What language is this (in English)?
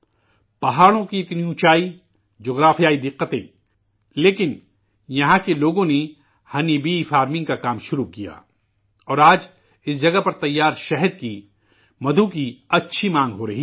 Urdu